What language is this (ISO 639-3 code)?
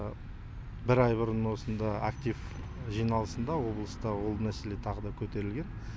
kaz